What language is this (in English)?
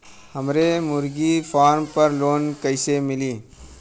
Bhojpuri